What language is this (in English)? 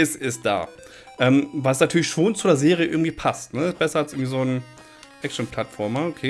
German